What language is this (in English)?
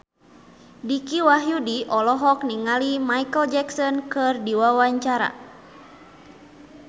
Sundanese